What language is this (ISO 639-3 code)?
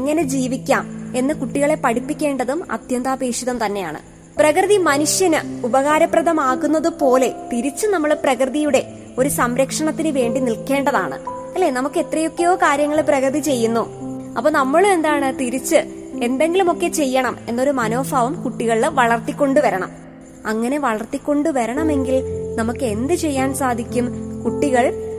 mal